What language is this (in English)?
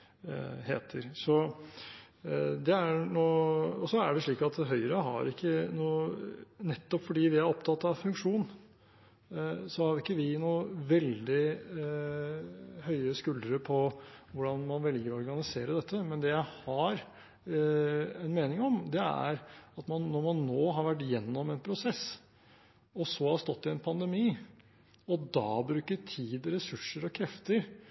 Norwegian Bokmål